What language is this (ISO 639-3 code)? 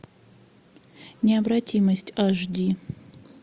rus